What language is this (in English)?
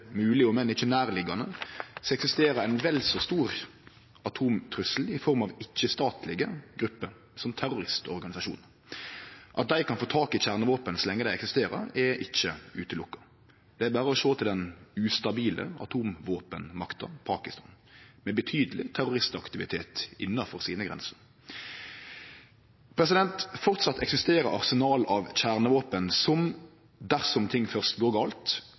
Norwegian Nynorsk